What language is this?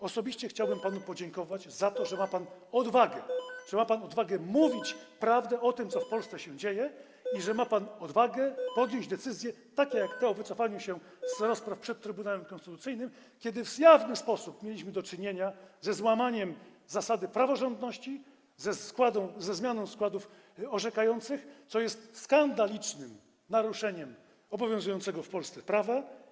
Polish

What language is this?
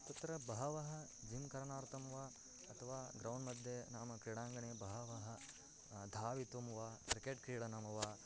Sanskrit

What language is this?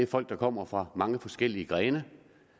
Danish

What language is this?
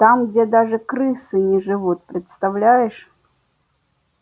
Russian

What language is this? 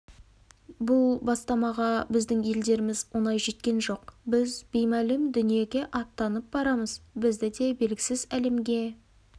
Kazakh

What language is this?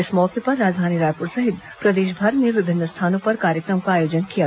Hindi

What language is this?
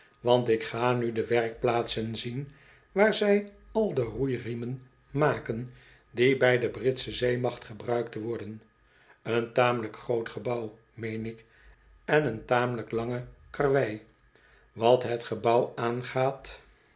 Dutch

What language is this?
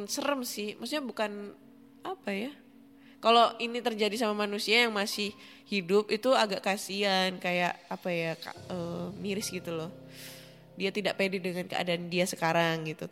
Indonesian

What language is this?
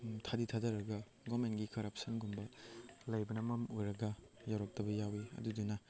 Manipuri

